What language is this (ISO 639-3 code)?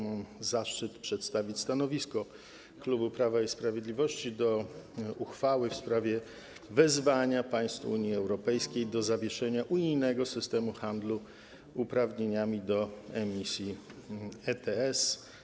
pol